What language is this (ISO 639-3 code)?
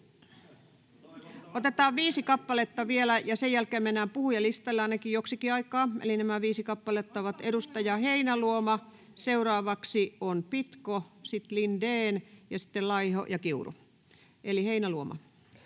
fin